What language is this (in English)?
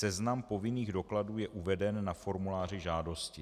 Czech